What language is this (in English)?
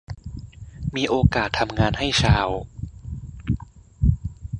Thai